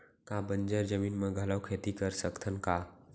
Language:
Chhattisgarhi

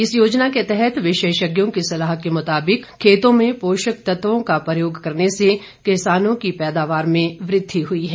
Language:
Hindi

